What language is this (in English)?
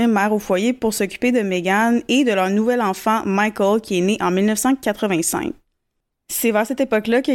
French